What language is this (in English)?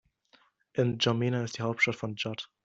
German